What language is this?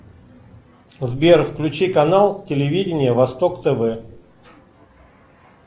Russian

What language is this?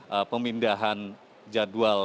Indonesian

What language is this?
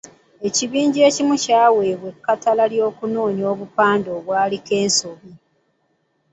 Ganda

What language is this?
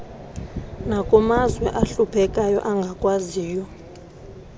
Xhosa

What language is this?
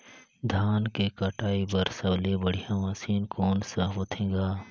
Chhattisgarhi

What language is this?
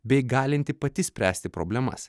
Lithuanian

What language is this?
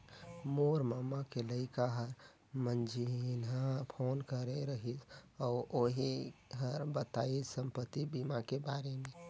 Chhattisgarhi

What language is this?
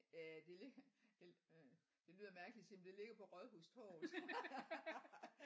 Danish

